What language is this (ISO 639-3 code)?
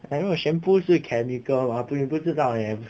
eng